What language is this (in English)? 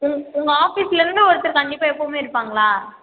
Tamil